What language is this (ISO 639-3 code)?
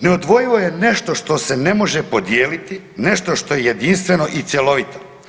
hrv